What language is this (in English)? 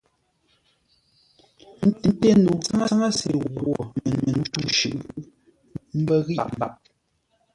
Ngombale